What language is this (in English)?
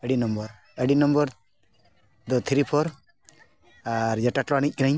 Santali